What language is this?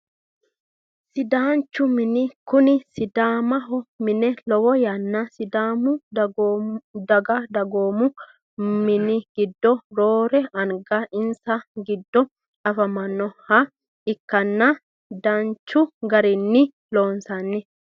Sidamo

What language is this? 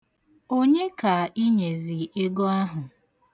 Igbo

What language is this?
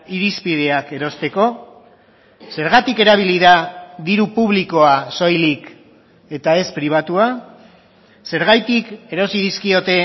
Basque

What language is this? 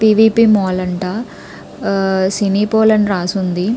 Telugu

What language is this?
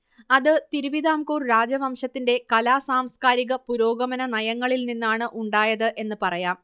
Malayalam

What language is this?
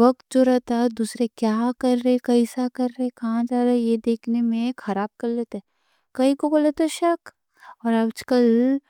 Deccan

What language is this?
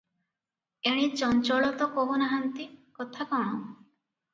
Odia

